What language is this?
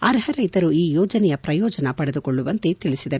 Kannada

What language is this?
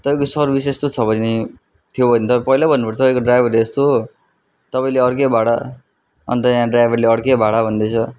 Nepali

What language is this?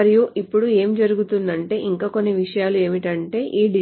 Telugu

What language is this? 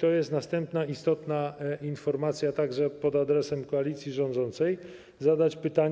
Polish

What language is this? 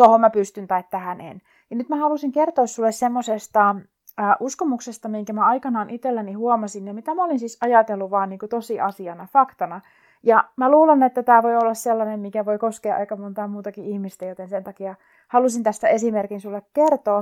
Finnish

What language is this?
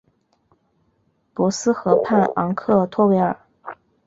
Chinese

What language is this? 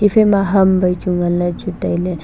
Wancho Naga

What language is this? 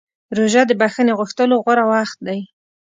Pashto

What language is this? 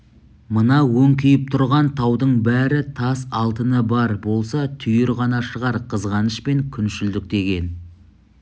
Kazakh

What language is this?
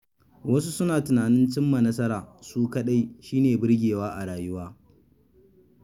Hausa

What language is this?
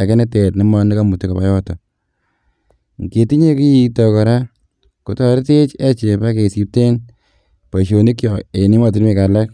Kalenjin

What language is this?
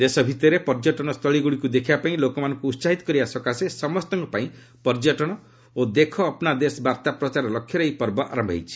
Odia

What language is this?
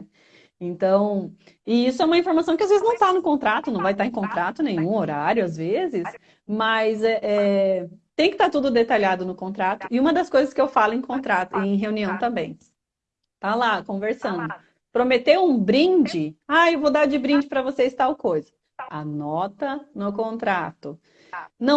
Portuguese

